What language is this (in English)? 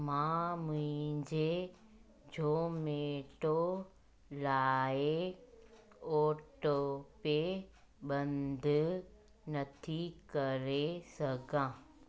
Sindhi